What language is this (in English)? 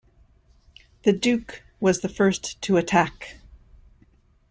English